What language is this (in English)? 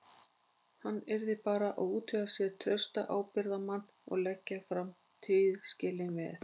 Icelandic